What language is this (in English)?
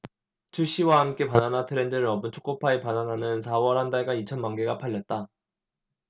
Korean